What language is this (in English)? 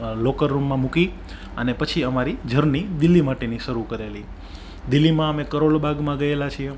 Gujarati